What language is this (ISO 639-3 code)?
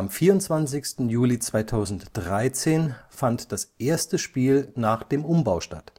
deu